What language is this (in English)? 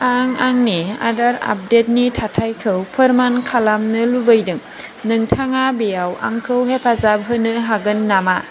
Bodo